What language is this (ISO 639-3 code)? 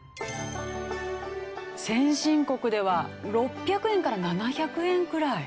jpn